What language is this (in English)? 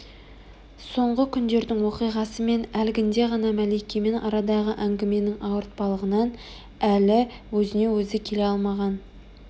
Kazakh